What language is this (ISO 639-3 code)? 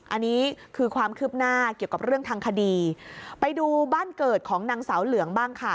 tha